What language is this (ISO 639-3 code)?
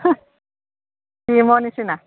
asm